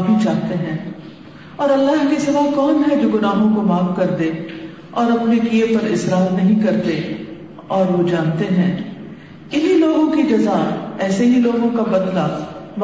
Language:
Urdu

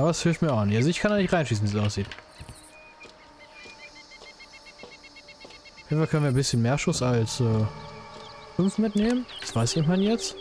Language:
German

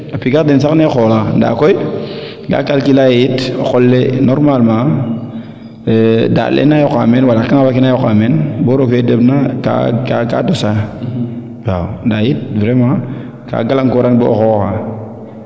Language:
Serer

